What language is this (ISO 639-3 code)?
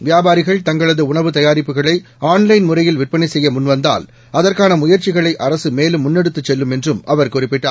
tam